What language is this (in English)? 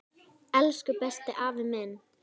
Icelandic